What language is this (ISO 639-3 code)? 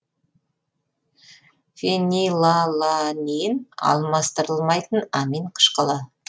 kaz